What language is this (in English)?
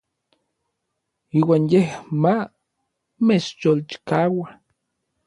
Orizaba Nahuatl